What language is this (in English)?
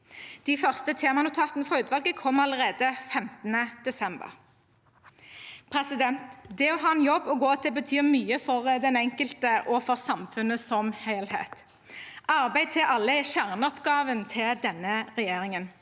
Norwegian